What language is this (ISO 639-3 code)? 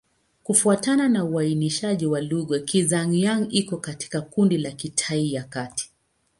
swa